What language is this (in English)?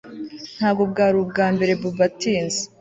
Kinyarwanda